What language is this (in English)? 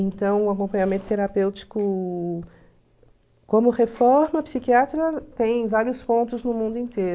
Portuguese